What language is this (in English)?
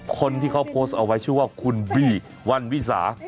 Thai